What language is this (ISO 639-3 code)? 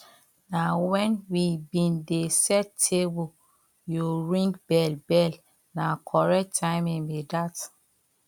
pcm